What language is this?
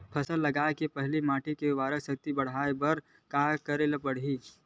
Chhattisgarhi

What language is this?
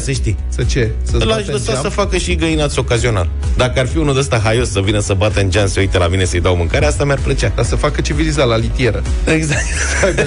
Romanian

